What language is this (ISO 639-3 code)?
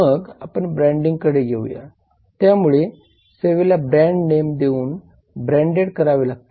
mar